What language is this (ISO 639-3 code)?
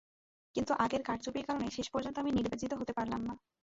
ben